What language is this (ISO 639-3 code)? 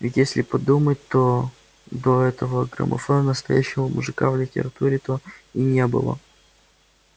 rus